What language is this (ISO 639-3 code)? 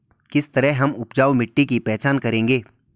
hin